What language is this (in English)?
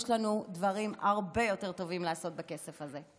Hebrew